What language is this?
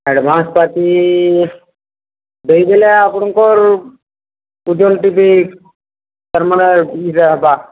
Odia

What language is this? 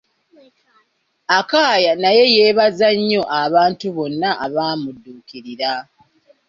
Ganda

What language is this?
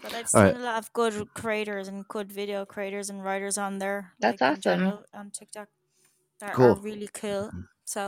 English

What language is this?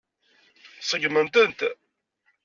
Kabyle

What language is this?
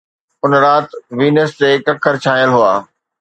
Sindhi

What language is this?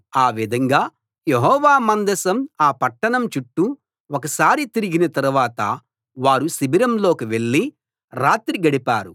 Telugu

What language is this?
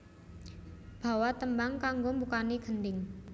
Javanese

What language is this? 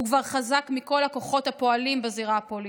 Hebrew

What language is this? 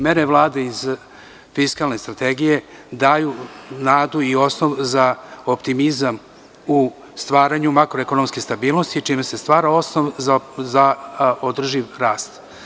Serbian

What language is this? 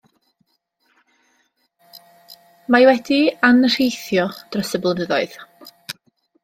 Welsh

